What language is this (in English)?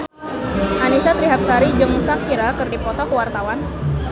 Sundanese